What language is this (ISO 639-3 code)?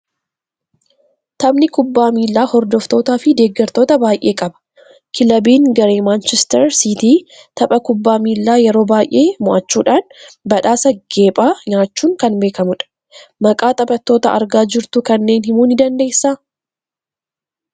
orm